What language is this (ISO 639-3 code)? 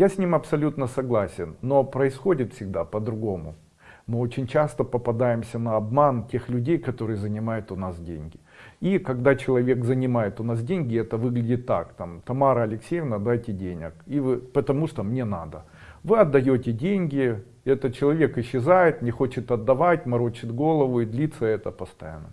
rus